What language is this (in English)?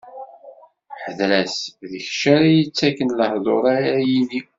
Kabyle